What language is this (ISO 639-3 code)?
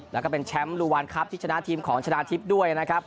tha